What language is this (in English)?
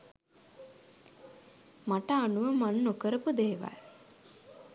Sinhala